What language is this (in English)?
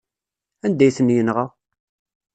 Kabyle